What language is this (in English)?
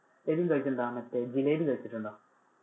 Malayalam